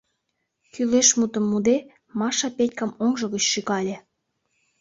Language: Mari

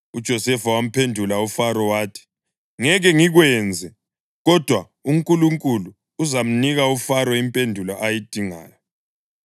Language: North Ndebele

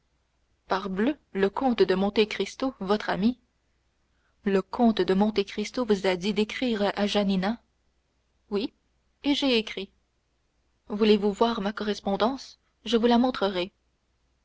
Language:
French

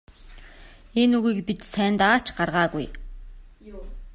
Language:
Mongolian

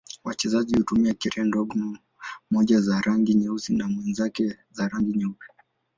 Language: Swahili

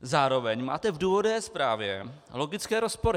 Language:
Czech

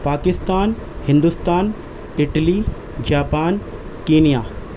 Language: Urdu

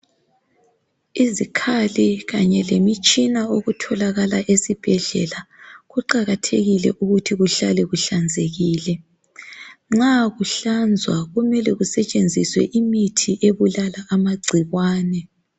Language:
North Ndebele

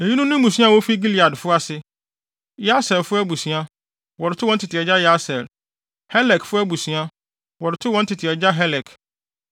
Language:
Akan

